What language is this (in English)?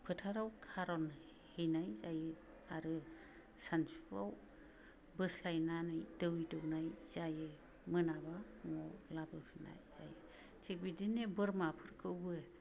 Bodo